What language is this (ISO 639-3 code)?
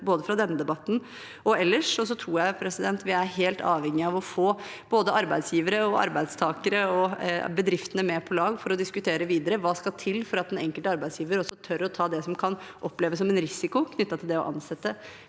nor